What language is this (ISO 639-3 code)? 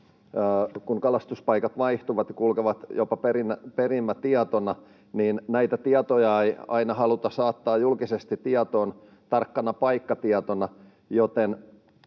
fin